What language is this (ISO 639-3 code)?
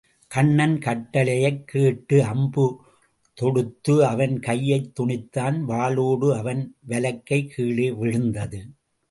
tam